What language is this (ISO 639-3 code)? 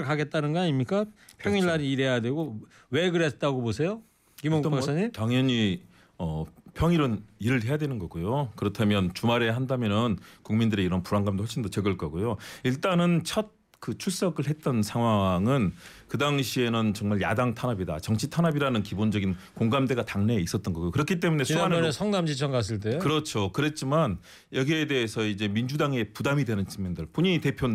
kor